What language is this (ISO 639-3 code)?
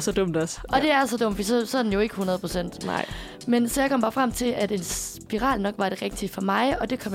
dan